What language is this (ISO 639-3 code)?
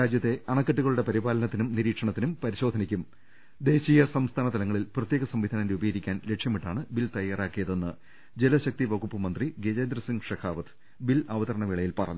mal